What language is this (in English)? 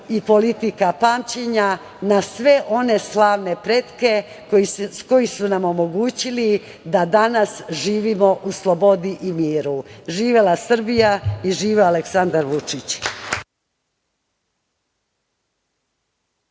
Serbian